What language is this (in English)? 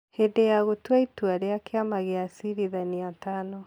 Kikuyu